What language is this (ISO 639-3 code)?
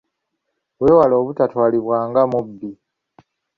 lug